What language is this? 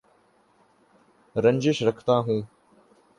Urdu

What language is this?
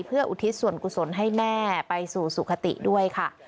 Thai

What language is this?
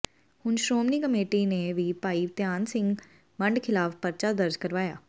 Punjabi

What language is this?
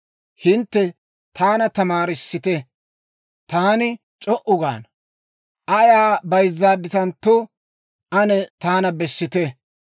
Dawro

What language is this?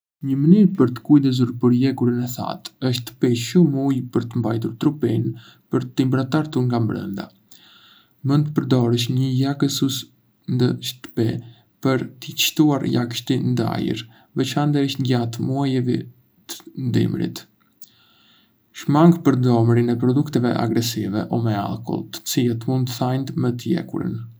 Arbëreshë Albanian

